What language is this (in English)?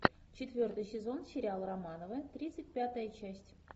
Russian